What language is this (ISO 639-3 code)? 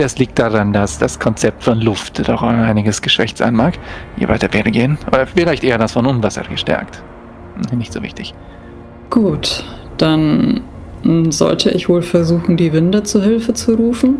deu